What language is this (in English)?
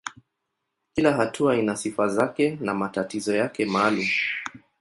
Swahili